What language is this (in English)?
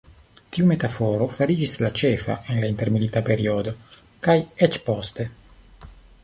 Esperanto